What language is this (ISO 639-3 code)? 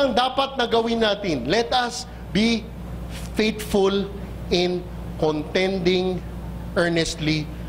fil